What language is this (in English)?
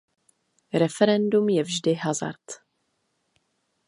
Czech